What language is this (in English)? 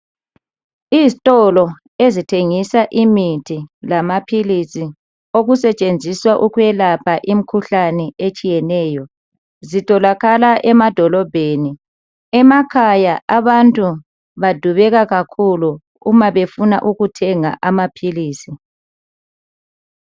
North Ndebele